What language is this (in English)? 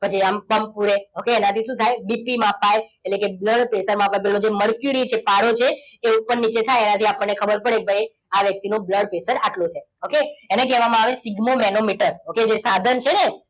Gujarati